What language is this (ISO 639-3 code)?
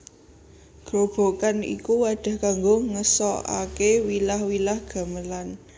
jav